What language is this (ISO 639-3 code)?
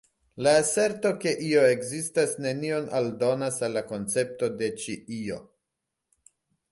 epo